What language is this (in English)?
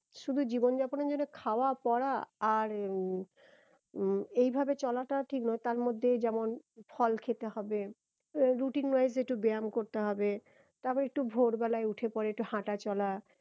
Bangla